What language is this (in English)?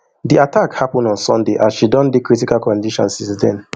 Nigerian Pidgin